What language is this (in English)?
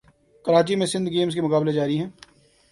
Urdu